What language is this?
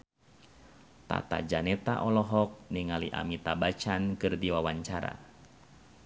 Sundanese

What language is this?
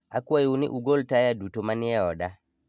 Luo (Kenya and Tanzania)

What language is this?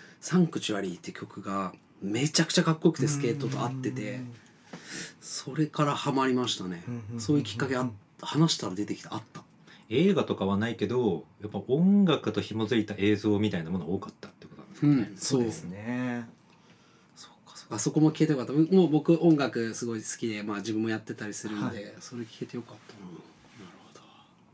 Japanese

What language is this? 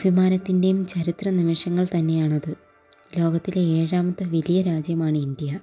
Malayalam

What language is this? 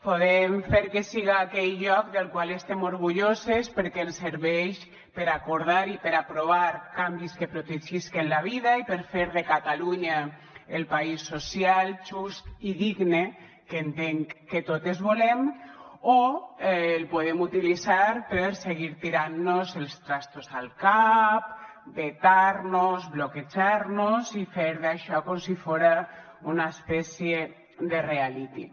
Catalan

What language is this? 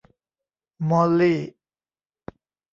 Thai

